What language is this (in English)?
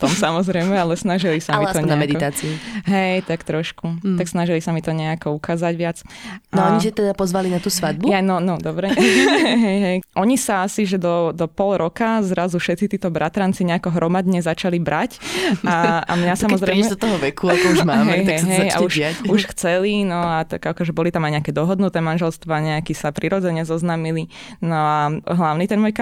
Slovak